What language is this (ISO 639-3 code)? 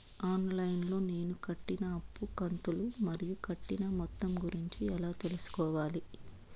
tel